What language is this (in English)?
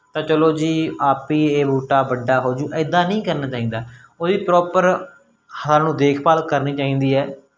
Punjabi